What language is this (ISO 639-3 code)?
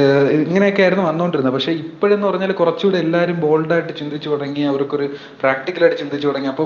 mal